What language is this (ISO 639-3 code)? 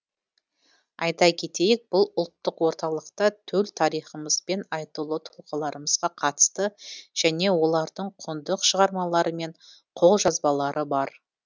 kaz